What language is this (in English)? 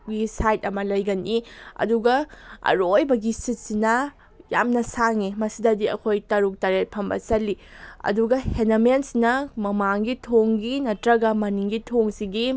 Manipuri